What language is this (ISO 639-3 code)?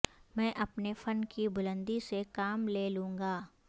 urd